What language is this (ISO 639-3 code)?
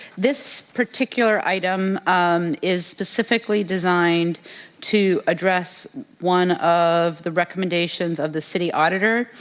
eng